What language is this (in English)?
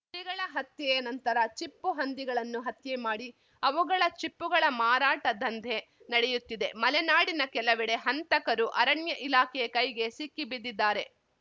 Kannada